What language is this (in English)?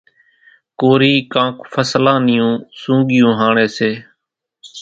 Kachi Koli